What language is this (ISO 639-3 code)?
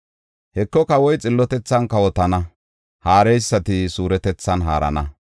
gof